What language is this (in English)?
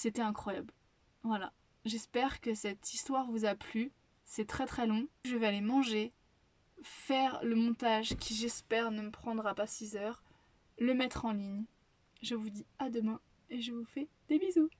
French